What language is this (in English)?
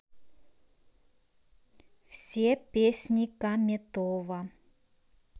Russian